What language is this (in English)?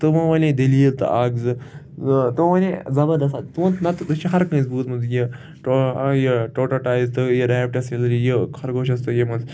Kashmiri